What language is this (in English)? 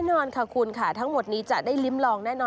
Thai